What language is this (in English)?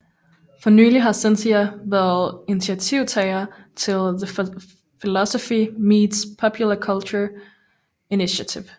Danish